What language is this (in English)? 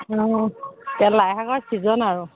Assamese